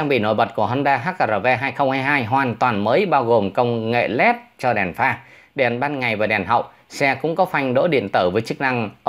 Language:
Vietnamese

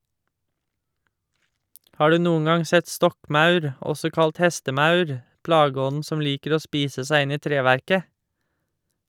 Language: Norwegian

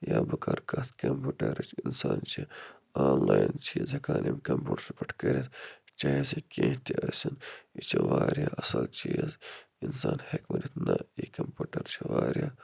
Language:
Kashmiri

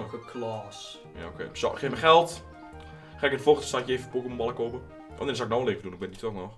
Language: Dutch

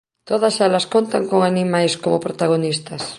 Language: Galician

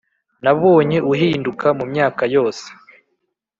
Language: Kinyarwanda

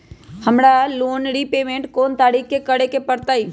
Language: Magahi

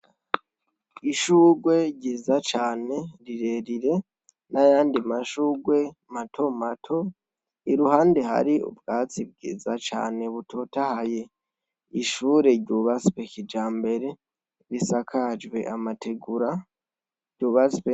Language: Rundi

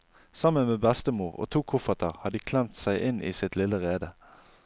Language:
Norwegian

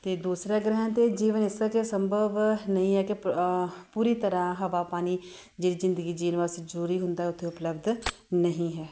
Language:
Punjabi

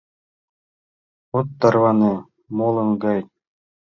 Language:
Mari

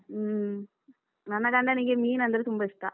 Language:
Kannada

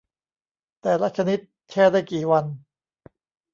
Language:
Thai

